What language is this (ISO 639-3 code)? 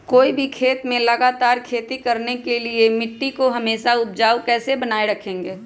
mag